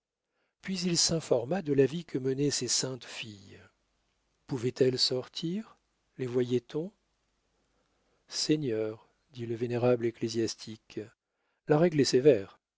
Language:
French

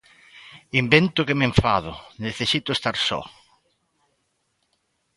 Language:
Galician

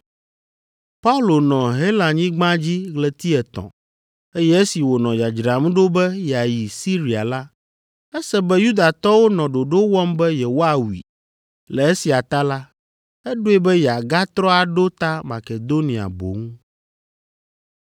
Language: Ewe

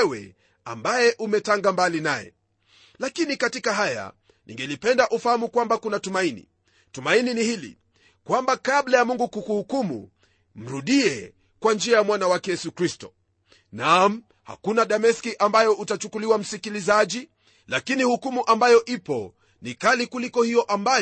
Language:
Swahili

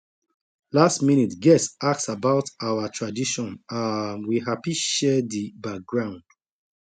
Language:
Nigerian Pidgin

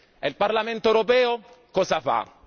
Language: Italian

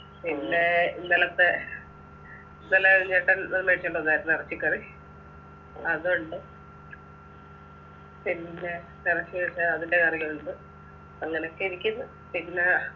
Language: Malayalam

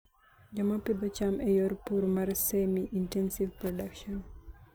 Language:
Luo (Kenya and Tanzania)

